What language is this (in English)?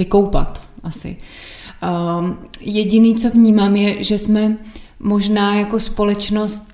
Czech